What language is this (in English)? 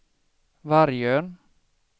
Swedish